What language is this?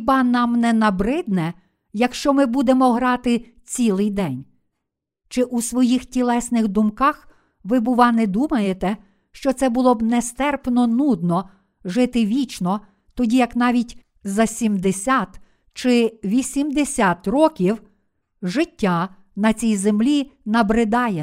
Ukrainian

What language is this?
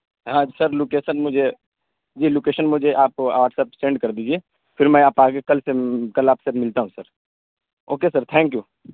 Urdu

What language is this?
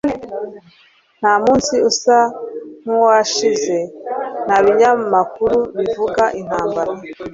Kinyarwanda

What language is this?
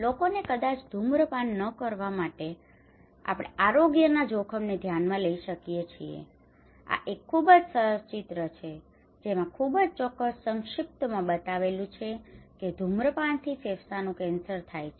Gujarati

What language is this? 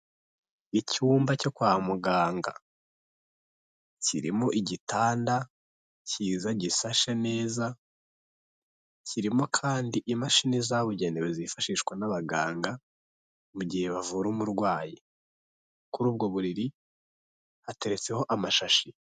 Kinyarwanda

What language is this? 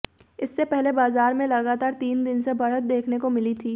Hindi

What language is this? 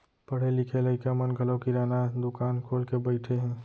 Chhattisgarhi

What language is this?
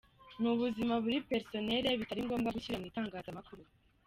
Kinyarwanda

